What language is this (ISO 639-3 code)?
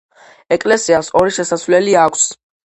kat